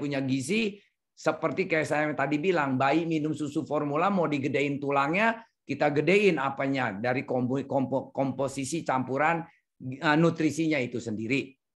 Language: Indonesian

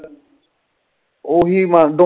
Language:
Punjabi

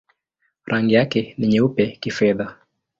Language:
Swahili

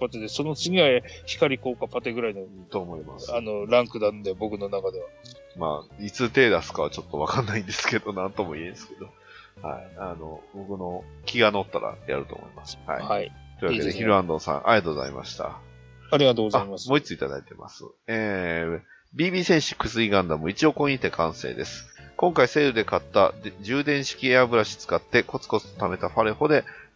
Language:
Japanese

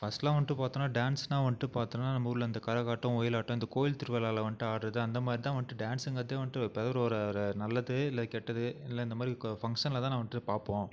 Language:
Tamil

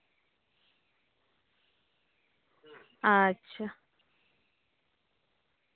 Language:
Santali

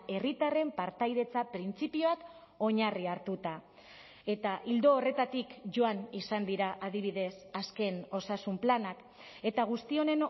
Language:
Basque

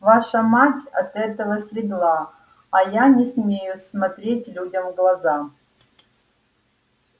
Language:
Russian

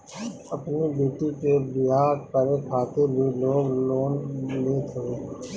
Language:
Bhojpuri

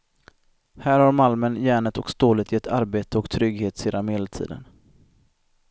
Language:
Swedish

